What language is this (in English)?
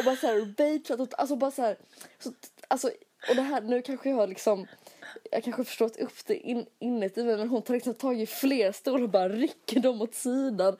Swedish